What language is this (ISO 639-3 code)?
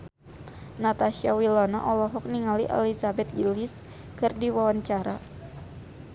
sun